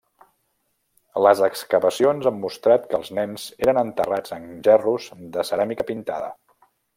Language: Catalan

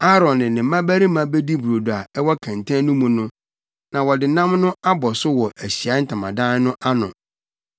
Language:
Akan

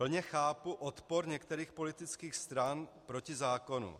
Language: Czech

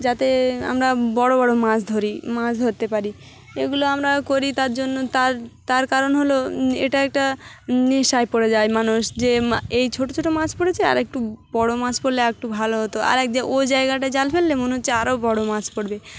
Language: Bangla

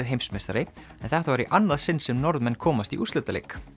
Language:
Icelandic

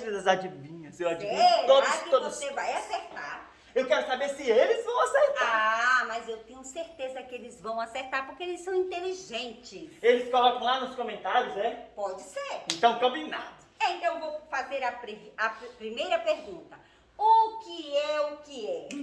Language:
Portuguese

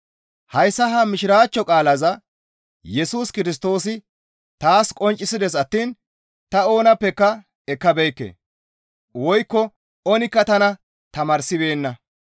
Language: Gamo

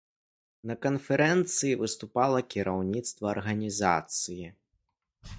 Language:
Belarusian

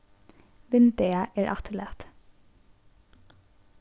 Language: Faroese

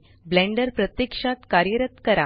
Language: Marathi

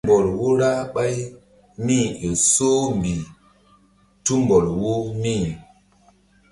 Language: Mbum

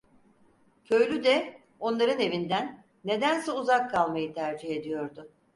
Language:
Turkish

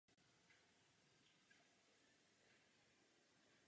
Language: Czech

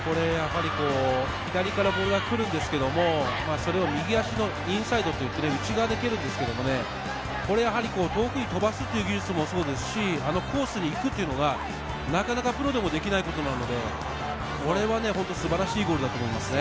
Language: Japanese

